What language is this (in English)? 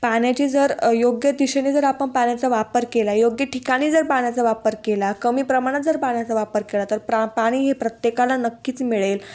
Marathi